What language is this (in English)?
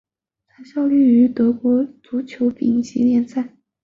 Chinese